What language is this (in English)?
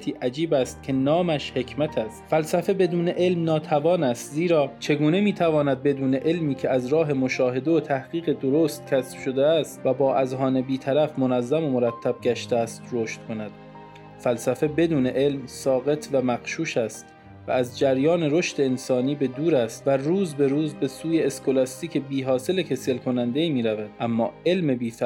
Persian